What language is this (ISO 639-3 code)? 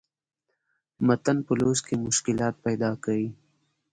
pus